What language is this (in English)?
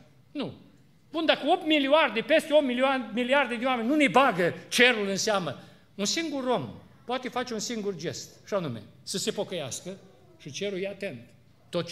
Romanian